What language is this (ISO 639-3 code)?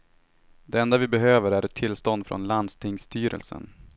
swe